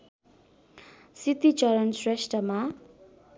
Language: Nepali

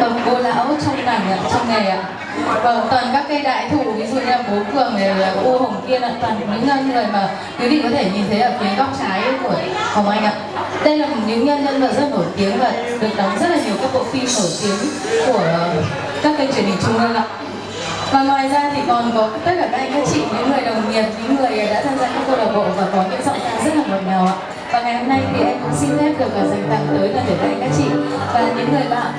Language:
Vietnamese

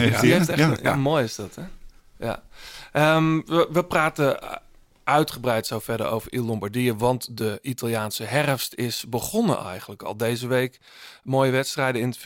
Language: Dutch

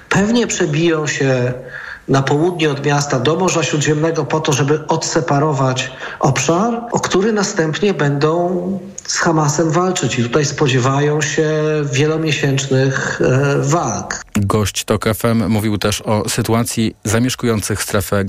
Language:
Polish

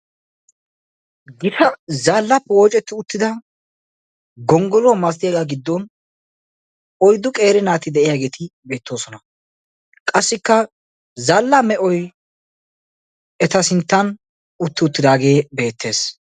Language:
Wolaytta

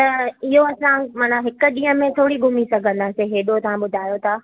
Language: Sindhi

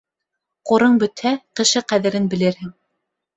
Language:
Bashkir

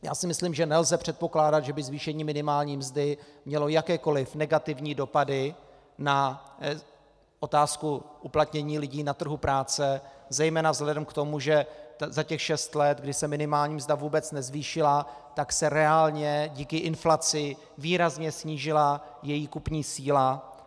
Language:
Czech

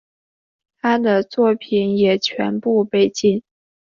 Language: Chinese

